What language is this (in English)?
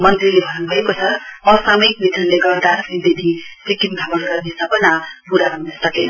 Nepali